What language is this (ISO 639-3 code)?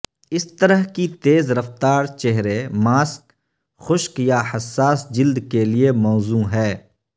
urd